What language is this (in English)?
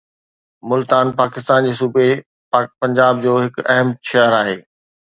Sindhi